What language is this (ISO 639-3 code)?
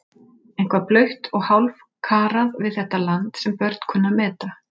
isl